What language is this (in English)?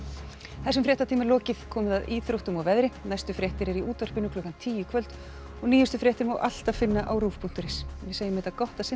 Icelandic